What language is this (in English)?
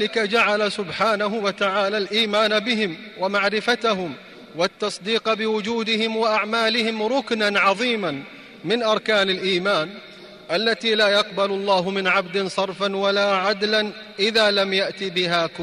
Arabic